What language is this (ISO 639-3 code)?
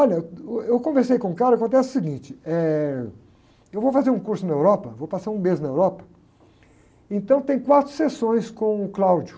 por